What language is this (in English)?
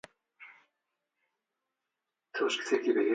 Central Kurdish